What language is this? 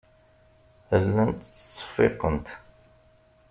Kabyle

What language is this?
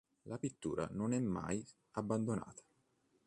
Italian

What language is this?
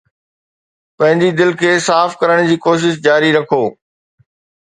Sindhi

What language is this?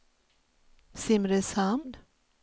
Swedish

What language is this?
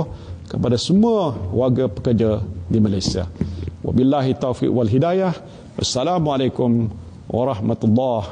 Malay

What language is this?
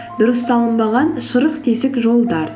Kazakh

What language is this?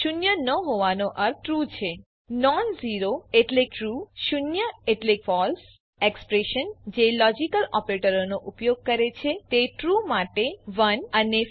Gujarati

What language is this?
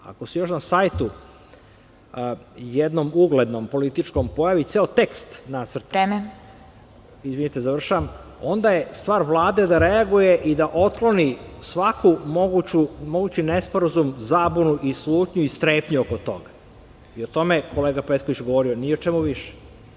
Serbian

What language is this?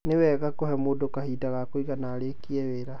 Kikuyu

